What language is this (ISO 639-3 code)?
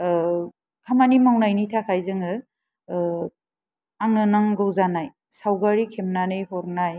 brx